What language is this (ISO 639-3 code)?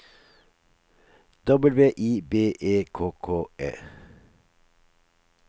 nor